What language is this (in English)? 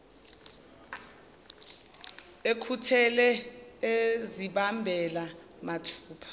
Zulu